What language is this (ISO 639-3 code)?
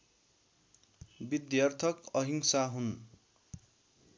nep